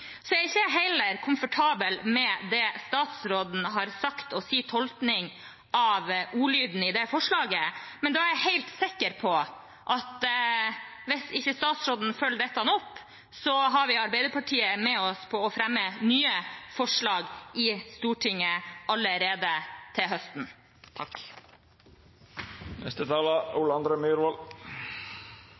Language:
Norwegian Bokmål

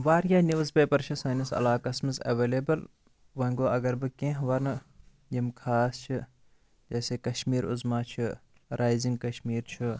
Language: Kashmiri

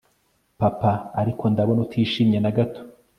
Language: Kinyarwanda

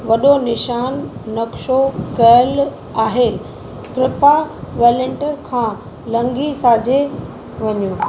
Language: Sindhi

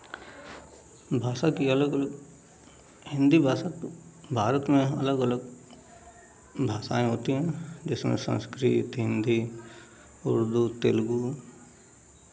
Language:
Hindi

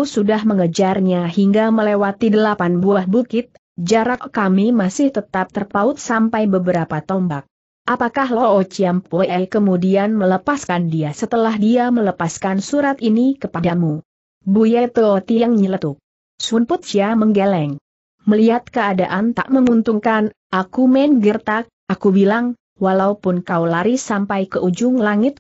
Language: Indonesian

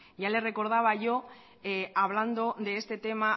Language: Spanish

